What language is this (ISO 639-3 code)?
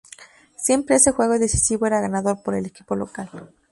spa